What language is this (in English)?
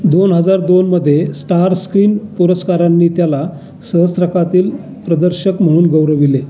Marathi